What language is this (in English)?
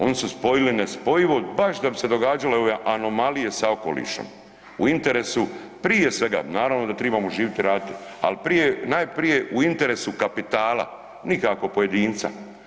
Croatian